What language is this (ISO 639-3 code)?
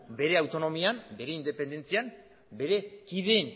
eus